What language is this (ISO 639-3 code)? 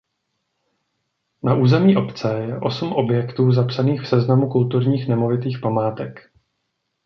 ces